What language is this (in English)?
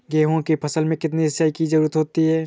Hindi